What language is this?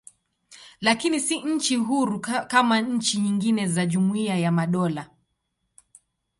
Swahili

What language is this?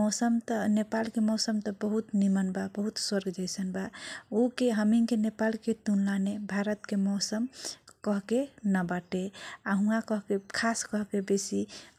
Kochila Tharu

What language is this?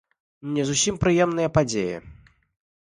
Belarusian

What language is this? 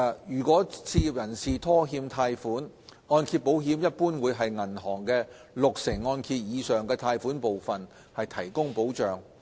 Cantonese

